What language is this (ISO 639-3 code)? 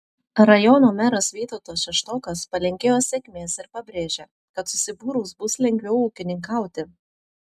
lit